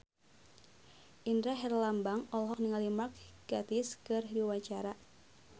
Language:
Sundanese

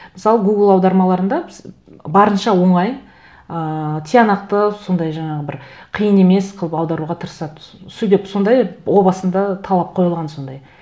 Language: Kazakh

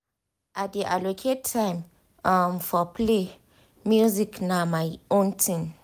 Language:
Nigerian Pidgin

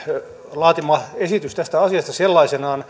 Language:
Finnish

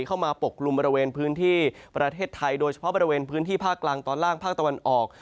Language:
Thai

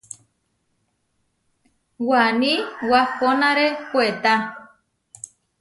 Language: Huarijio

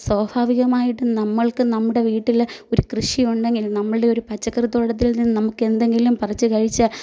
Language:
Malayalam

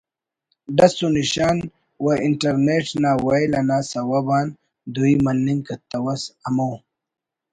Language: Brahui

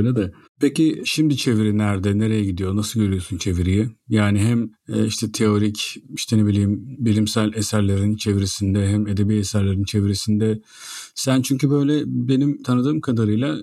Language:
Turkish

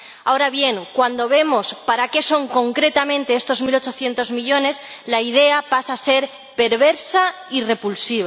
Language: Spanish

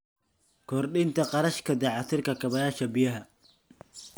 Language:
Somali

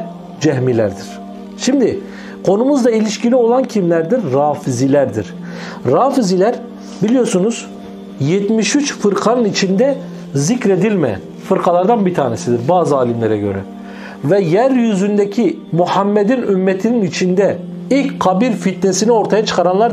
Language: Turkish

